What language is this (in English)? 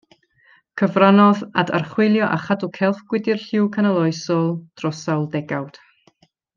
Welsh